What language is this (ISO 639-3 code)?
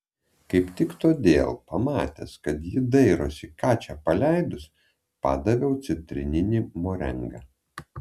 lit